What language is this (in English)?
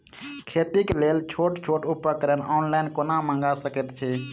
Maithili